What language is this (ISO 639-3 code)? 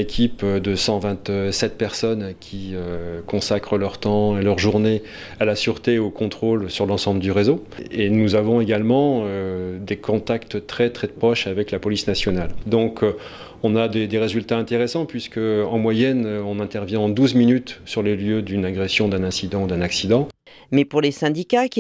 fra